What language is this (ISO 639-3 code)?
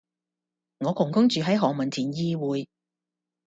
yue